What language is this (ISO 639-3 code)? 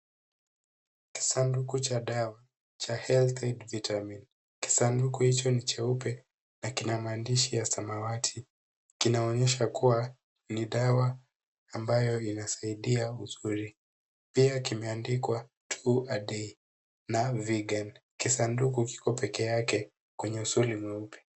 swa